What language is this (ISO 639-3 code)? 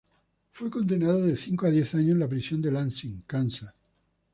spa